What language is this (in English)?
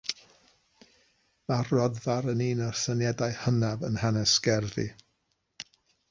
Welsh